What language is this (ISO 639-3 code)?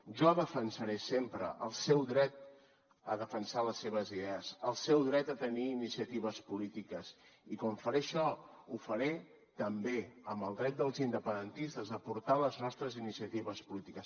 cat